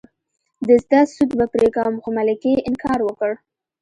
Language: Pashto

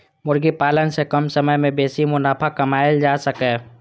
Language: Maithili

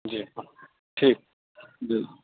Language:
Urdu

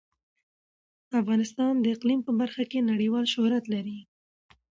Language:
Pashto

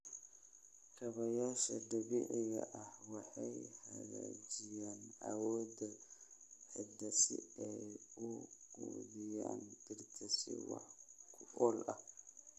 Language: Somali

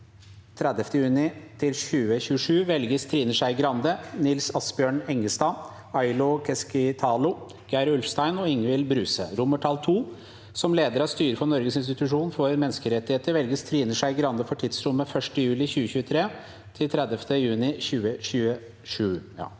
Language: Norwegian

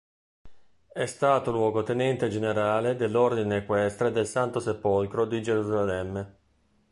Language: Italian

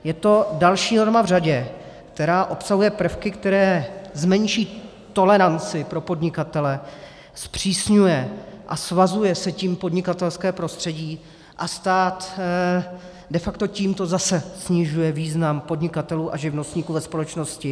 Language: Czech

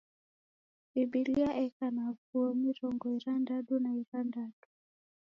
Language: Taita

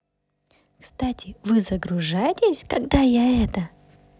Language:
Russian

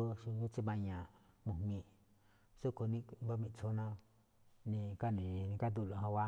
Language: Malinaltepec Me'phaa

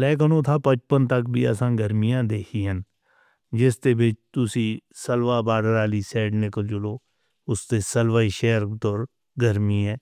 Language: Northern Hindko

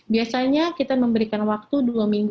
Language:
Indonesian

